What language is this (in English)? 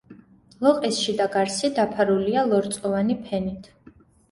Georgian